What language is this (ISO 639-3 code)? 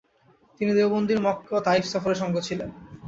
ben